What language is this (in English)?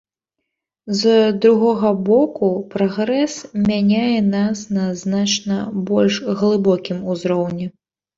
Belarusian